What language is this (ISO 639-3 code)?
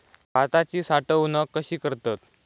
mar